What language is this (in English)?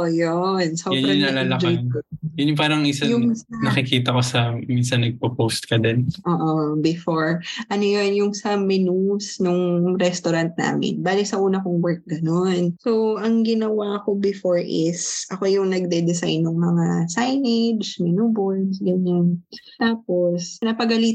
Filipino